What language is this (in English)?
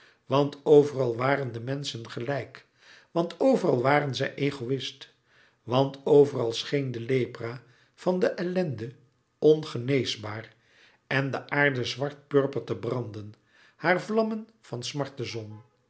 Dutch